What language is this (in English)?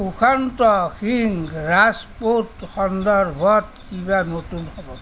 Assamese